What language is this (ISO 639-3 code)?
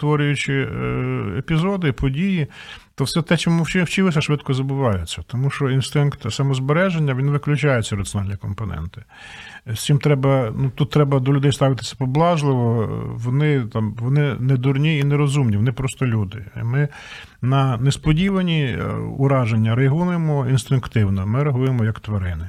ukr